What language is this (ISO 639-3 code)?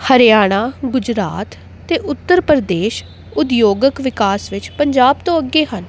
pan